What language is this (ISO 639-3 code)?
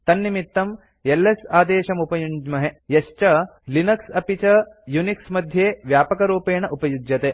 san